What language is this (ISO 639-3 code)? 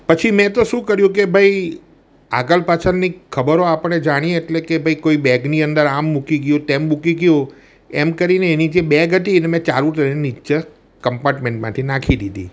guj